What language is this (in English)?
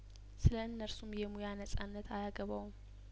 Amharic